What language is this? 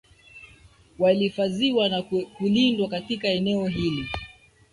Swahili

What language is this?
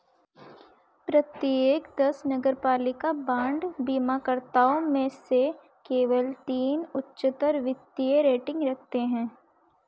Hindi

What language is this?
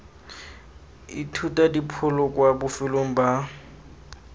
Tswana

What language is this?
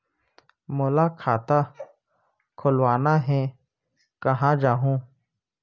Chhattisgarhi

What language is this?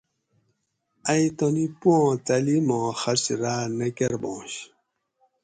Gawri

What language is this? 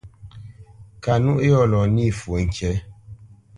Bamenyam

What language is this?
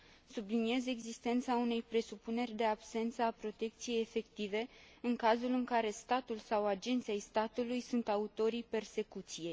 Romanian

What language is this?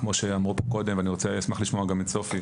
Hebrew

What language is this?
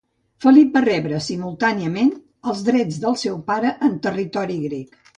Catalan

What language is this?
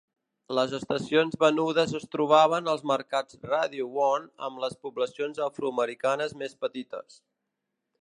Catalan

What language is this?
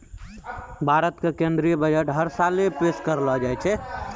Maithili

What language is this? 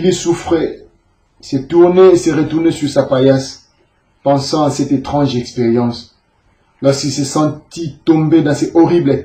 French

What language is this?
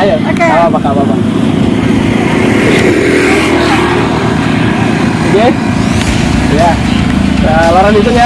Indonesian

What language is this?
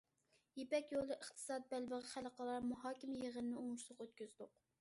Uyghur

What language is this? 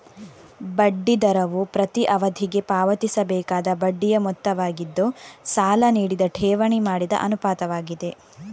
Kannada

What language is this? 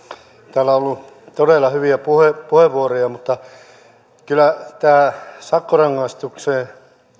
Finnish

